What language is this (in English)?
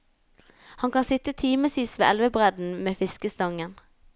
Norwegian